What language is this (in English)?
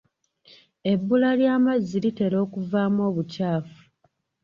Ganda